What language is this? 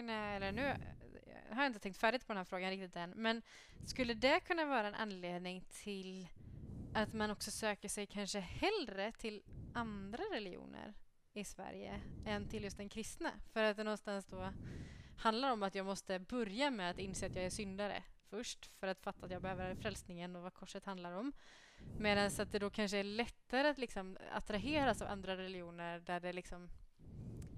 Swedish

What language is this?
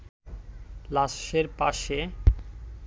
Bangla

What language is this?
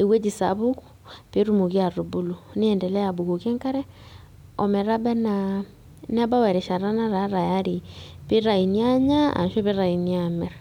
Masai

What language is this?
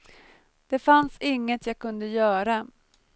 Swedish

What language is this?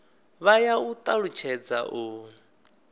Venda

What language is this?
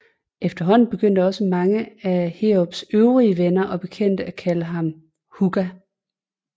Danish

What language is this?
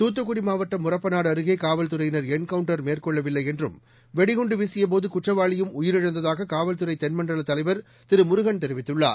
Tamil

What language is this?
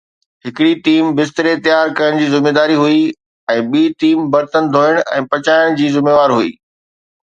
Sindhi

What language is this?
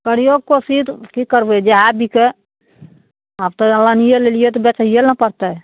Maithili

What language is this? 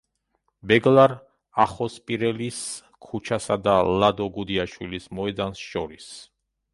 Georgian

